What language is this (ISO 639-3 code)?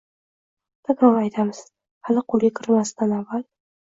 uzb